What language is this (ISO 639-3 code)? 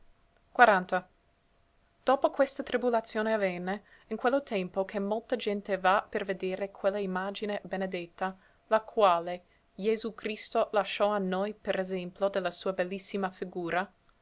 ita